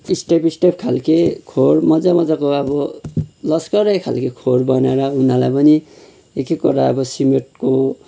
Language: Nepali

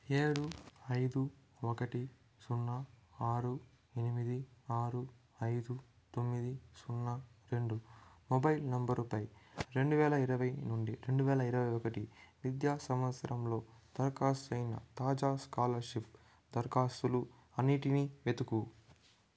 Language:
Telugu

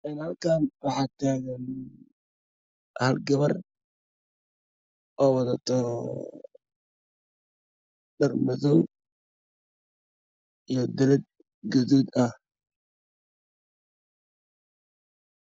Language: Somali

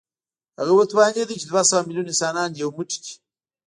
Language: Pashto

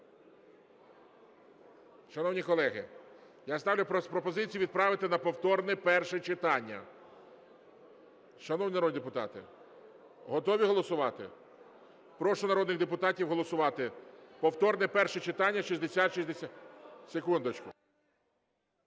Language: Ukrainian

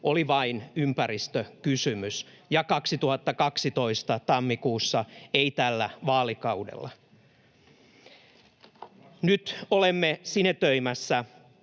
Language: Finnish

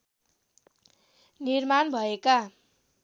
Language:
Nepali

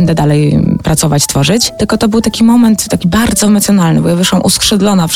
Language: Polish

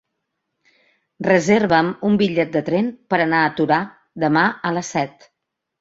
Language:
Catalan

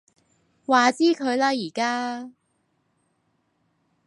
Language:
Cantonese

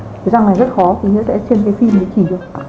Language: Vietnamese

